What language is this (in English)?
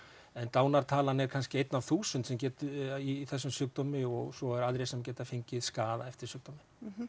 Icelandic